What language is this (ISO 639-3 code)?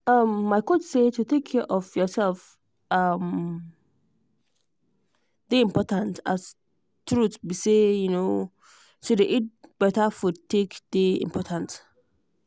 pcm